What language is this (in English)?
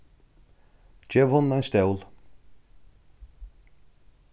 Faroese